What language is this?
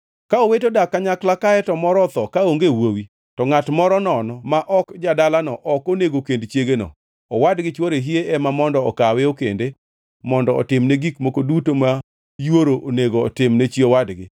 Luo (Kenya and Tanzania)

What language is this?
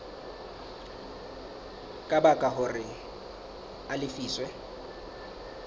Southern Sotho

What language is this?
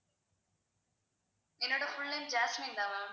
Tamil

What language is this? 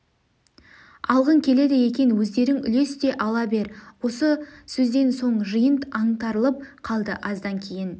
Kazakh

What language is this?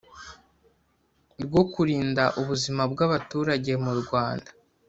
Kinyarwanda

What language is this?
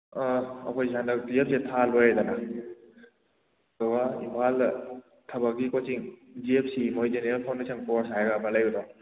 Manipuri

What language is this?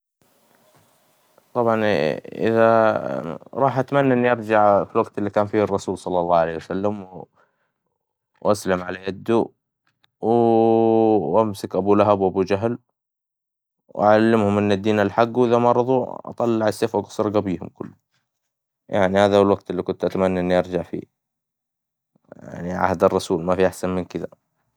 Hijazi Arabic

